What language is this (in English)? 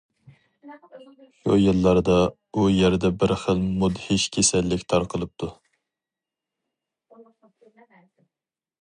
Uyghur